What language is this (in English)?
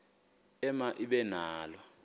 Xhosa